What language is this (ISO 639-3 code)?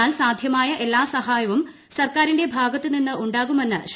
mal